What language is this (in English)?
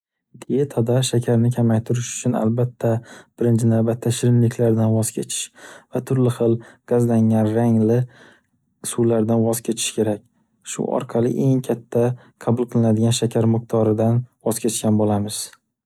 Uzbek